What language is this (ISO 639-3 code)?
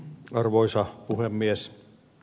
fin